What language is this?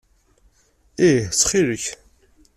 Kabyle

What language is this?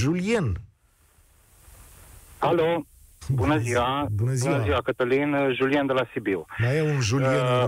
Romanian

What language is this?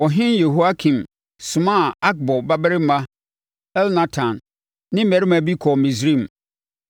Akan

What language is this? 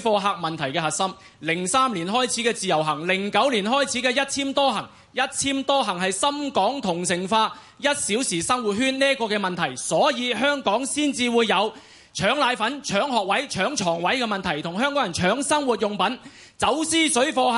Chinese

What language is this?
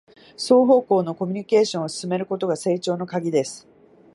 Japanese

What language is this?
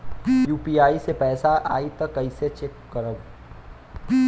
Bhojpuri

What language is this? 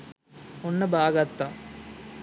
Sinhala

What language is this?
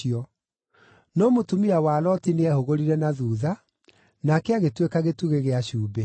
Kikuyu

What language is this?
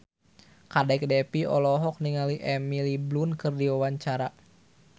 Sundanese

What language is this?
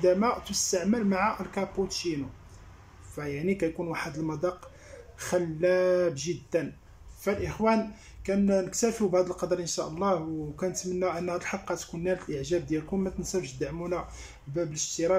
Arabic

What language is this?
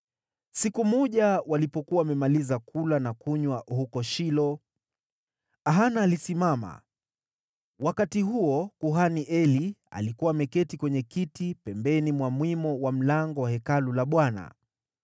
Swahili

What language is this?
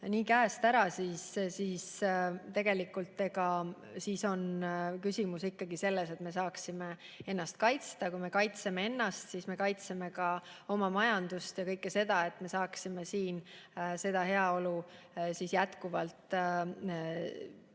Estonian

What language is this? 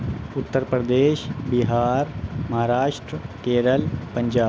Urdu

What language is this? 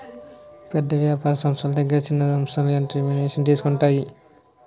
Telugu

